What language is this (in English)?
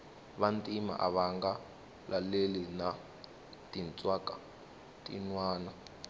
Tsonga